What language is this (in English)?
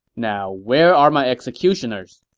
English